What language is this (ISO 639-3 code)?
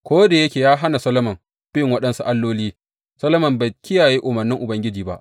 hau